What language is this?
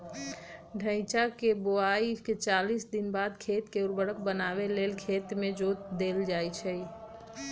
Magahi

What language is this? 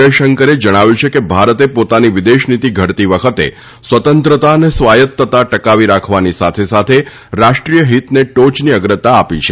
Gujarati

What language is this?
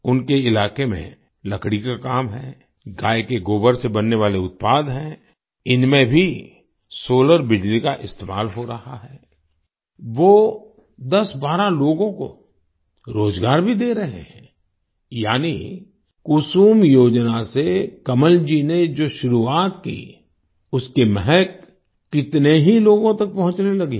Hindi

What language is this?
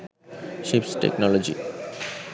Sinhala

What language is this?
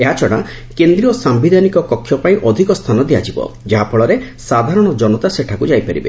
Odia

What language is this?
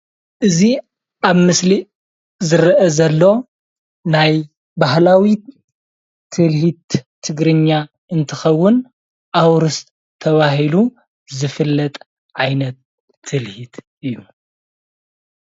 Tigrinya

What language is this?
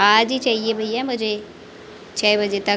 Hindi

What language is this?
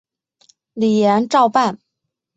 Chinese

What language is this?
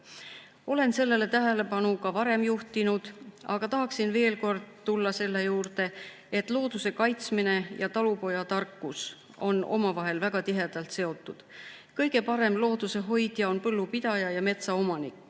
Estonian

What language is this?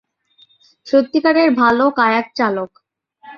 Bangla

